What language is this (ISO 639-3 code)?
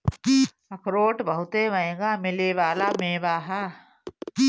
bho